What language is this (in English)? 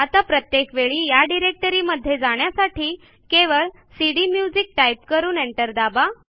Marathi